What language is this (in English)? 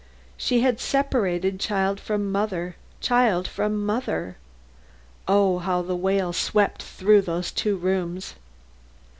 English